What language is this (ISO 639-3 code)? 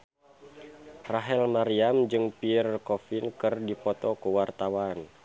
sun